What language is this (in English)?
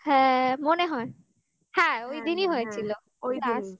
Bangla